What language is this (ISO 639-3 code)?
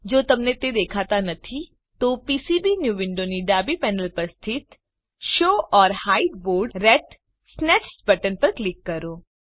guj